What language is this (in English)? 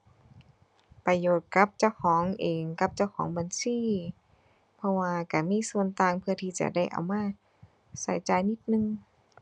Thai